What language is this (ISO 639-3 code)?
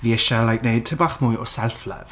cym